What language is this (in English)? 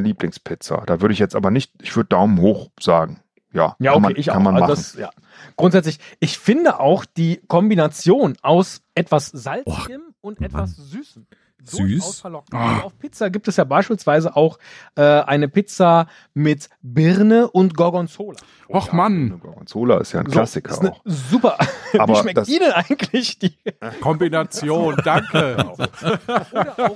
German